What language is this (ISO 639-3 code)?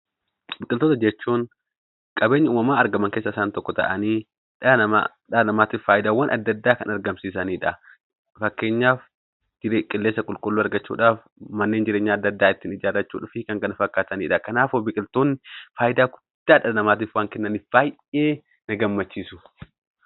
orm